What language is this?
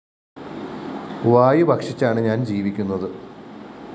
Malayalam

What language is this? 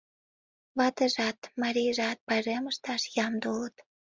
Mari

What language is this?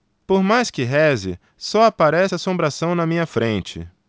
Portuguese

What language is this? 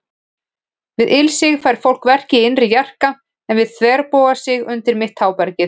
Icelandic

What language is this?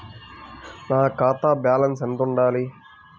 Telugu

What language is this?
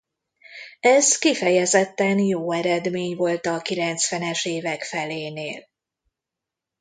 Hungarian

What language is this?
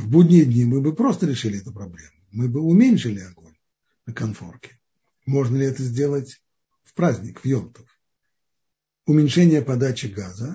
Russian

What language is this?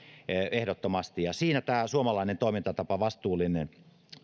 Finnish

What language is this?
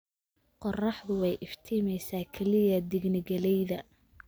Somali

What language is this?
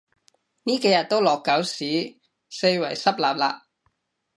Cantonese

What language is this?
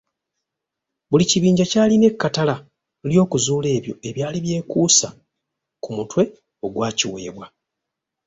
Ganda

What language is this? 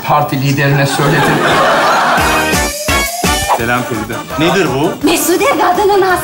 Turkish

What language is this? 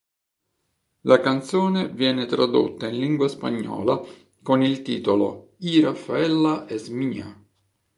Italian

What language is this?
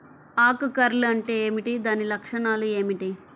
Telugu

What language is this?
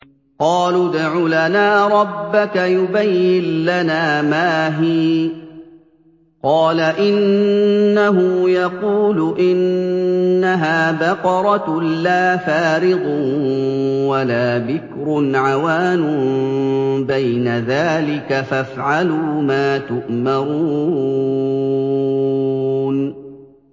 Arabic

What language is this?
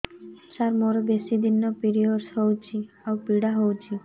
Odia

